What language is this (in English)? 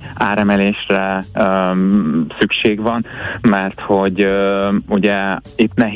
Hungarian